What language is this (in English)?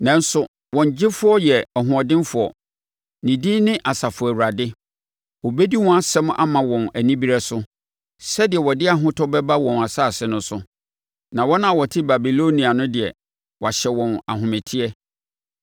Akan